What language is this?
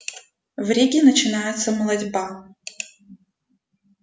Russian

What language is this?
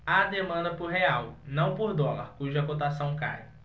Portuguese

